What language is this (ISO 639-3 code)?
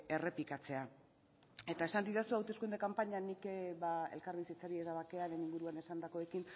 eus